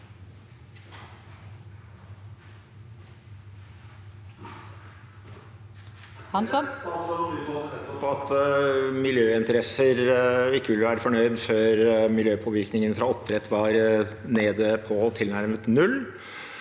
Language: Norwegian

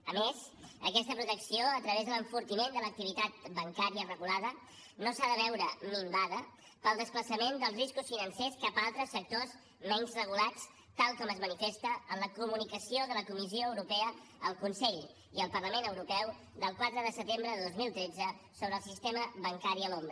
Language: Catalan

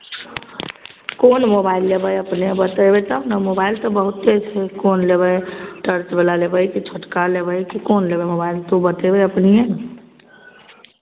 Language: Maithili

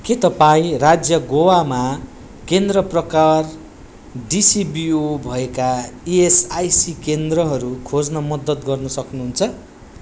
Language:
Nepali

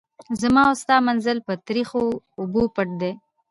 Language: Pashto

